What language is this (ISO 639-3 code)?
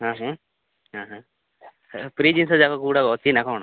ori